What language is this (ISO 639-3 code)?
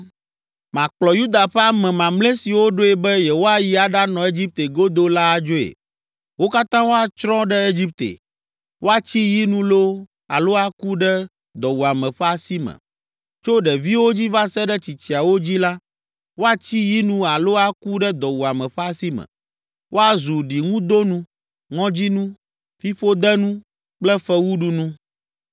ewe